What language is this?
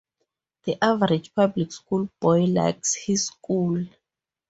English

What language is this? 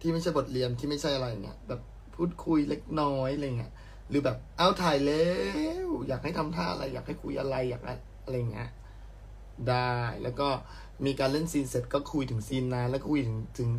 Thai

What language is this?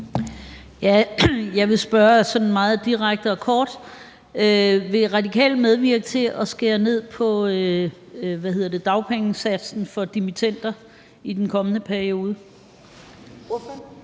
Danish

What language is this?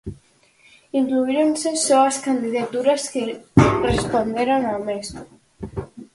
Galician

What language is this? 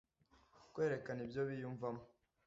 Kinyarwanda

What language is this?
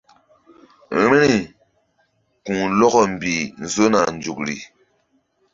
Mbum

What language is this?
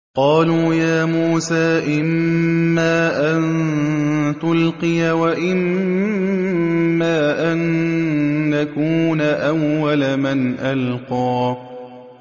Arabic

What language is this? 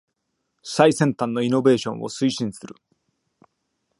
Japanese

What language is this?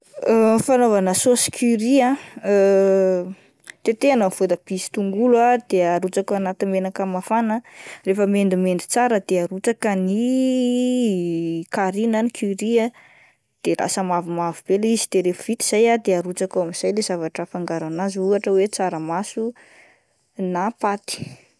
Malagasy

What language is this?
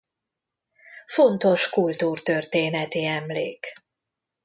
Hungarian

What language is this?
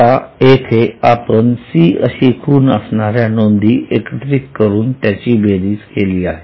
Marathi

